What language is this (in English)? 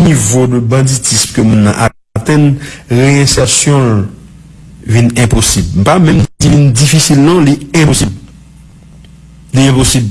French